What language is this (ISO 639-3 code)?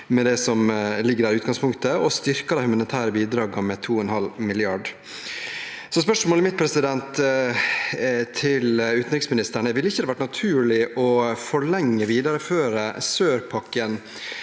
nor